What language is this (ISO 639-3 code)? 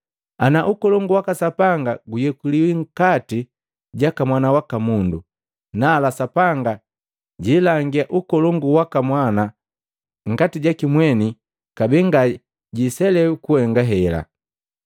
mgv